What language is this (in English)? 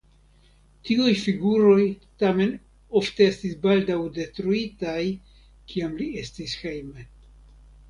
Esperanto